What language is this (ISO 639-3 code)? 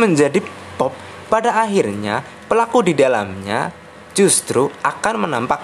ind